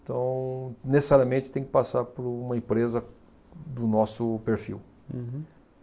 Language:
Portuguese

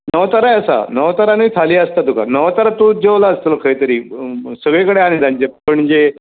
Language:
Konkani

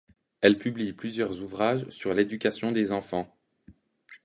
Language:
French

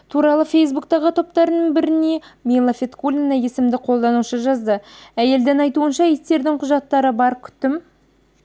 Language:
Kazakh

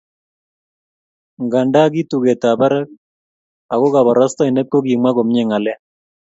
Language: Kalenjin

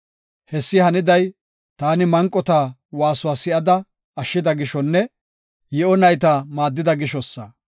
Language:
Gofa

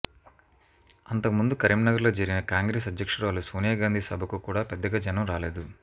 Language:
Telugu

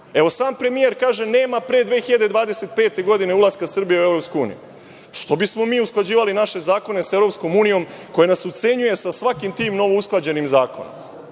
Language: Serbian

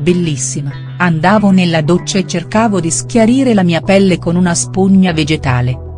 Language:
Italian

